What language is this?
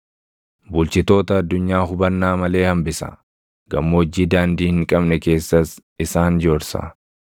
Oromo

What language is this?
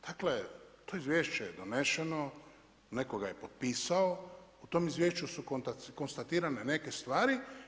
Croatian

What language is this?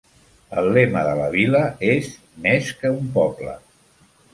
Catalan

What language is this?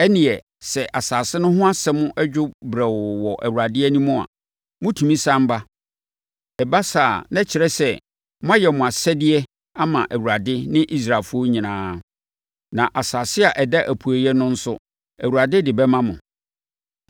Akan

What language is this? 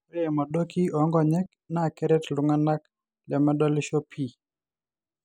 Masai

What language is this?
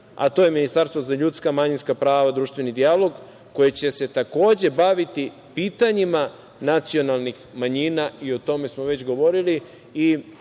Serbian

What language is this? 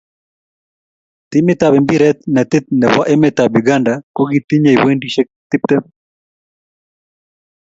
Kalenjin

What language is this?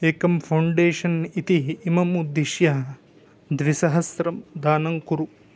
Sanskrit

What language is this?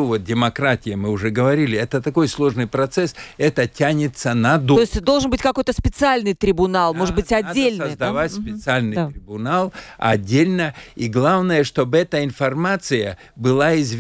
Russian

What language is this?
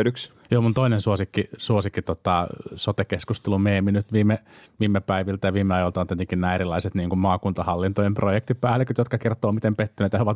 Finnish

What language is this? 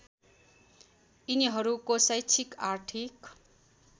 Nepali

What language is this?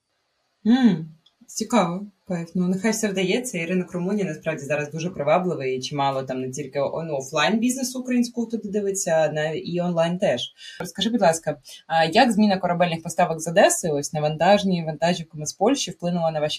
Ukrainian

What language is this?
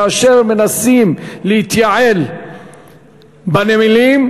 Hebrew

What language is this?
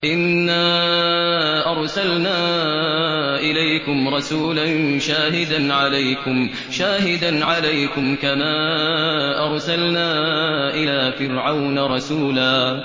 Arabic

